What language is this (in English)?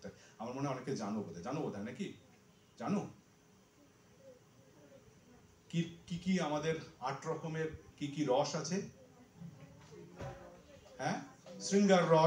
Bangla